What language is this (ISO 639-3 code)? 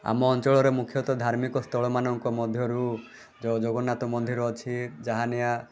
ori